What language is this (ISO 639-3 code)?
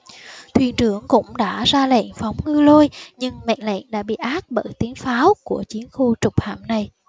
vie